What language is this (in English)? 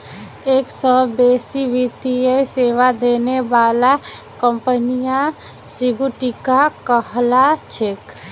Magahi